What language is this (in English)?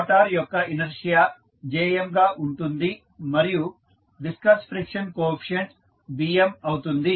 Telugu